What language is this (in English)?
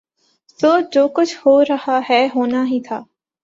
Urdu